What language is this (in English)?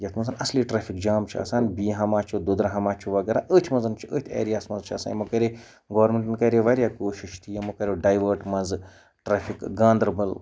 Kashmiri